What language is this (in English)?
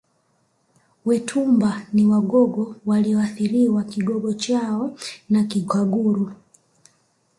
Swahili